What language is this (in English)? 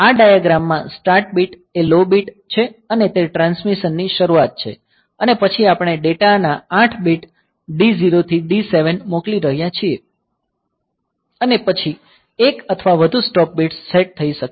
Gujarati